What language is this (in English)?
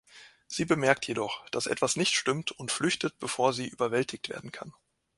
German